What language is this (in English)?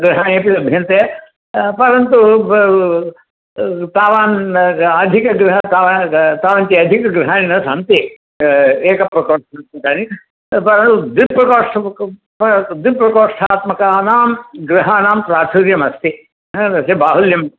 Sanskrit